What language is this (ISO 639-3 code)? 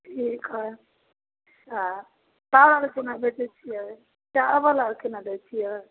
mai